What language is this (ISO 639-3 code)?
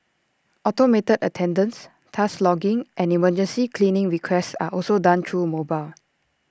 eng